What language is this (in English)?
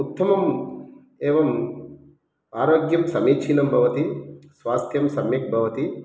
Sanskrit